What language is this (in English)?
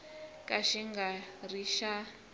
Tsonga